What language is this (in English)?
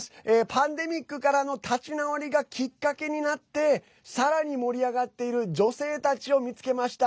Japanese